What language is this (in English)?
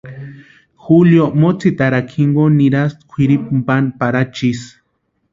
Western Highland Purepecha